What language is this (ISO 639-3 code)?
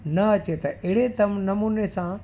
snd